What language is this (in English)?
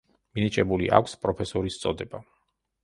Georgian